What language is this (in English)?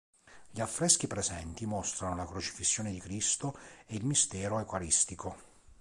Italian